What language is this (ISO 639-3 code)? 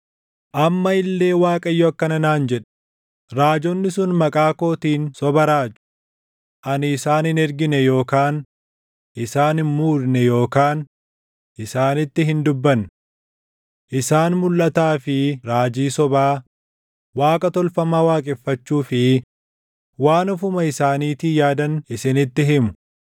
orm